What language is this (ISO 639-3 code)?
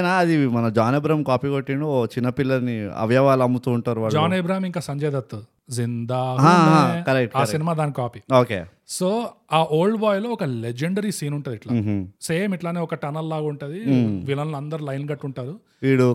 tel